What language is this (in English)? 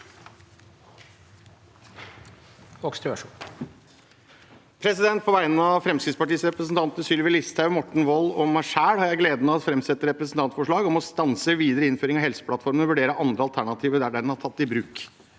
Norwegian